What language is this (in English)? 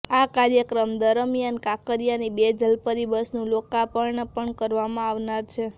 Gujarati